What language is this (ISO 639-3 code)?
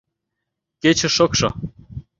chm